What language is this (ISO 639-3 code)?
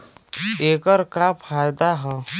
bho